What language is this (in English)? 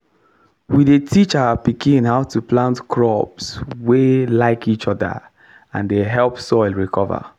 Nigerian Pidgin